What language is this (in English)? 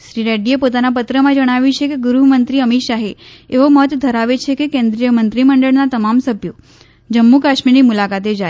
Gujarati